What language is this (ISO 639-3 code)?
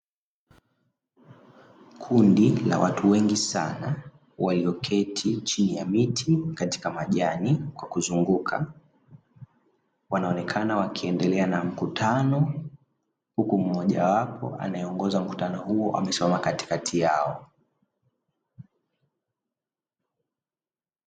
swa